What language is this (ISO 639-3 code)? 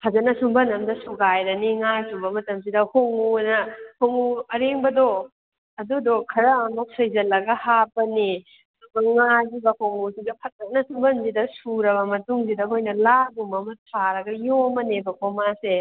mni